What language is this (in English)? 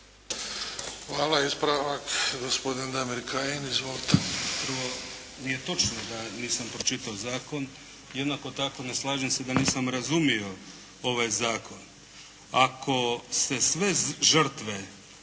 Croatian